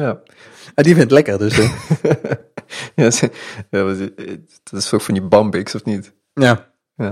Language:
Dutch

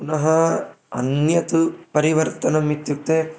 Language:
Sanskrit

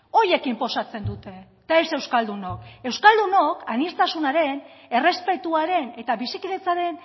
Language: Basque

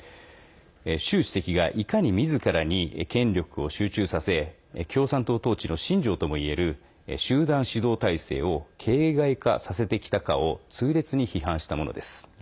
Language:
Japanese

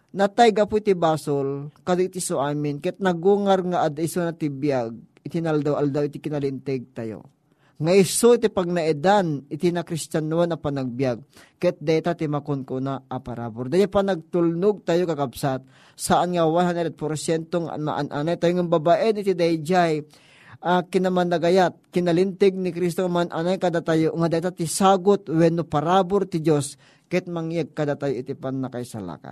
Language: Filipino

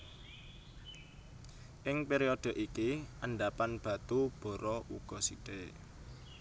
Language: Javanese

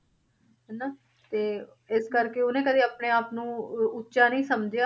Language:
Punjabi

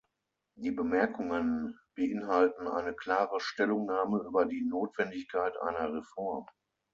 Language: German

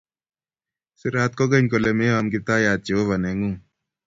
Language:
Kalenjin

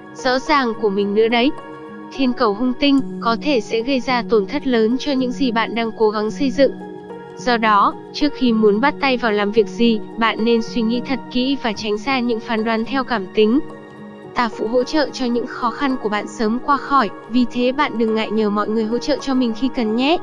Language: Vietnamese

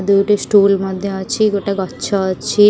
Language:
Odia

